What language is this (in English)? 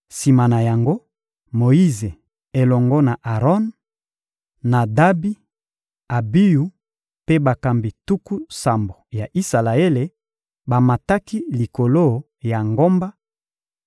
Lingala